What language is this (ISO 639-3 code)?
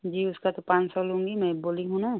hin